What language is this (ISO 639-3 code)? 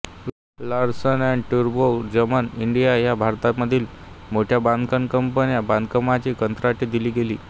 mar